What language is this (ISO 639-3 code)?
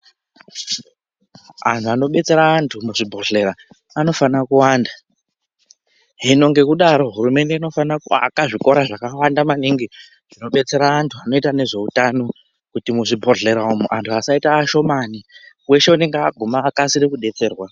ndc